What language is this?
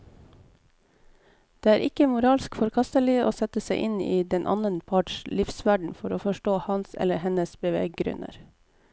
Norwegian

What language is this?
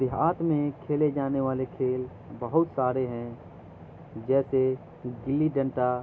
Urdu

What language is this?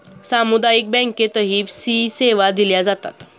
Marathi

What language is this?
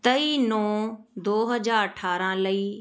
Punjabi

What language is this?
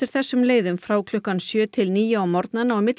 Icelandic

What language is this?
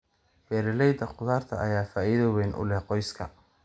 Somali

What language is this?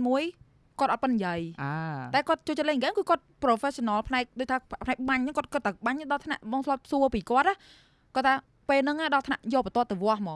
Vietnamese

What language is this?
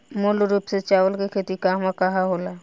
Bhojpuri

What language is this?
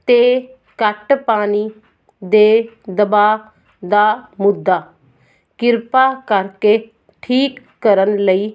Punjabi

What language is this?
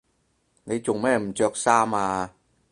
Cantonese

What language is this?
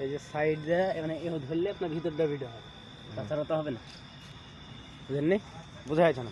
Bangla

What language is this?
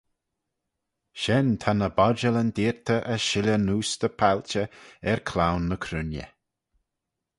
Manx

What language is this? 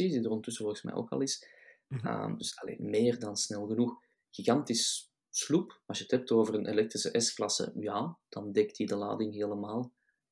Dutch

